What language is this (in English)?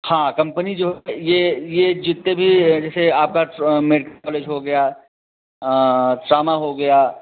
Hindi